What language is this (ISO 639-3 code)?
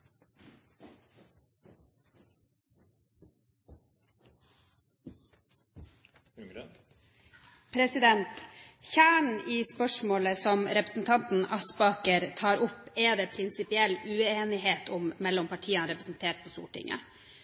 nor